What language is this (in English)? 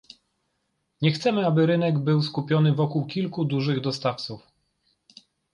Polish